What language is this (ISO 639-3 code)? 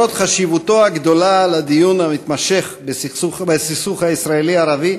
heb